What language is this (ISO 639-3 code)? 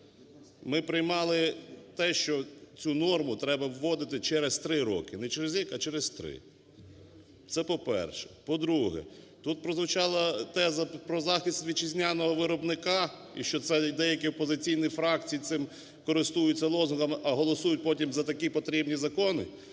ukr